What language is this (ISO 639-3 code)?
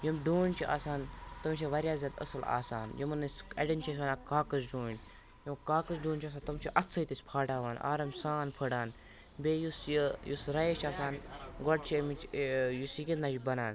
kas